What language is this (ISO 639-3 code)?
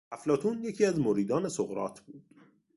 fas